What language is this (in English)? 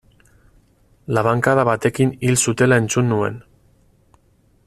Basque